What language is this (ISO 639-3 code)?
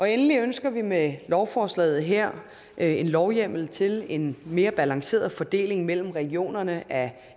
dan